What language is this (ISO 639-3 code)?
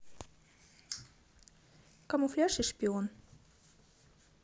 rus